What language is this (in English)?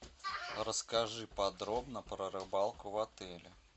Russian